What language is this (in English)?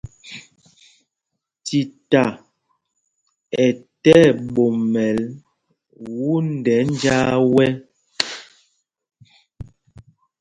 Mpumpong